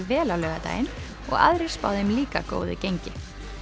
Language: Icelandic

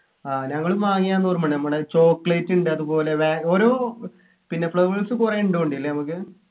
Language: Malayalam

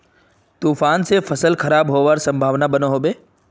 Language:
Magahi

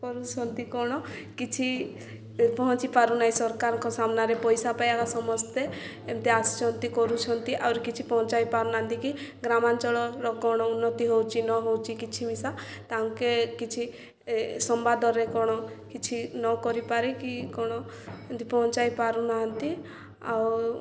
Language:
Odia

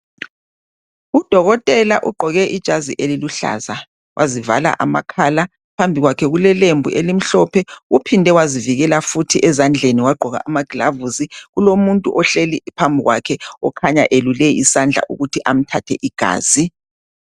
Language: North Ndebele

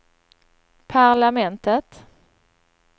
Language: Swedish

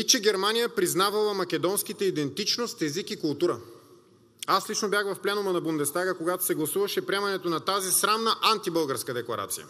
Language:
Bulgarian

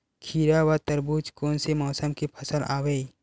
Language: Chhattisgarhi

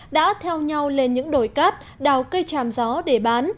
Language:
Vietnamese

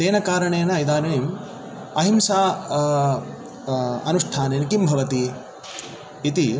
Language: Sanskrit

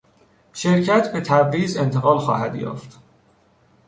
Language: Persian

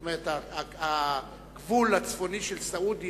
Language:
Hebrew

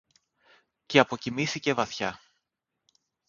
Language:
Greek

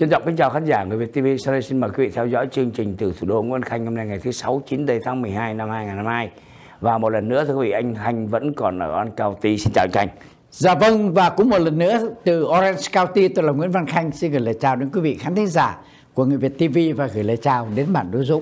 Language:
Vietnamese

